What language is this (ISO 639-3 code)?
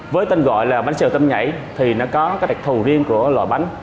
vie